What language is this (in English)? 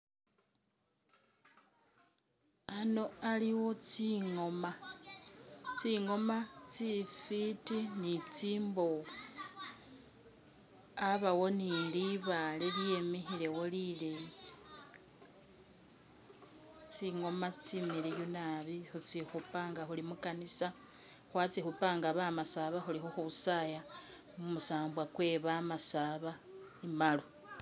Masaaba